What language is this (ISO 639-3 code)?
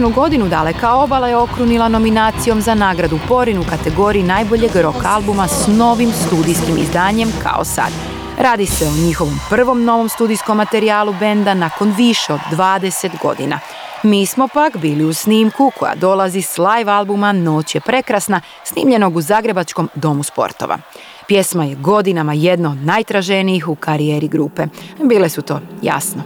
hrv